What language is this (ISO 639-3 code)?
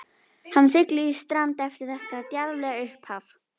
isl